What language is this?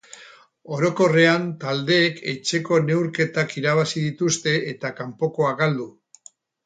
Basque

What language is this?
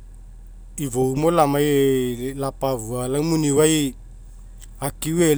Mekeo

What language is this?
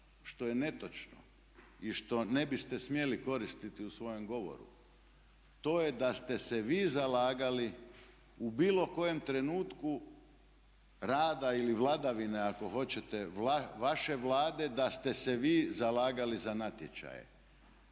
Croatian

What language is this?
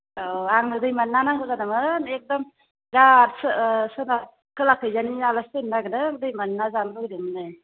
Bodo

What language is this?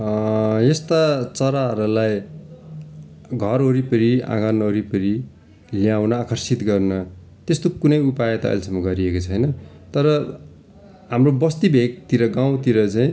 Nepali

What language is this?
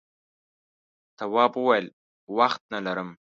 Pashto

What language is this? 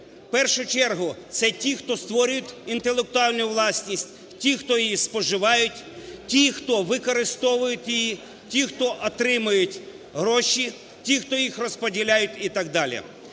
Ukrainian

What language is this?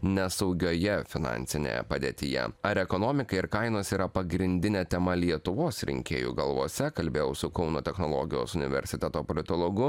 Lithuanian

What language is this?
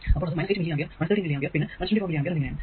Malayalam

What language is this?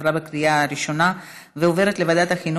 Hebrew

